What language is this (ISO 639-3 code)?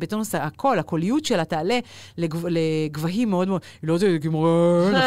heb